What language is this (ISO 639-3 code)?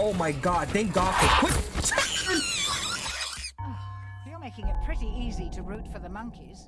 eng